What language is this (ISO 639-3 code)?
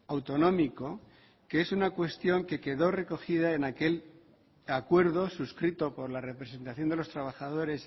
spa